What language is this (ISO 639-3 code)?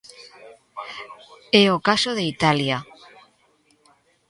glg